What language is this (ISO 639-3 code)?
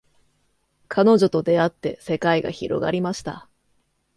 jpn